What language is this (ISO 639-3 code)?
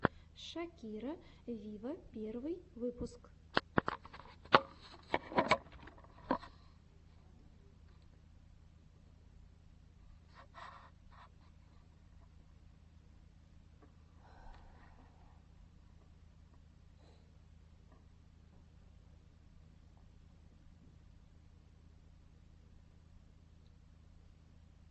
rus